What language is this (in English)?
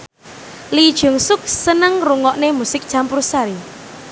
Javanese